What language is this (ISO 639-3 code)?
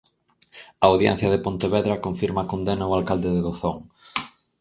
glg